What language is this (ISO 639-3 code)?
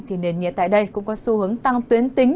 vie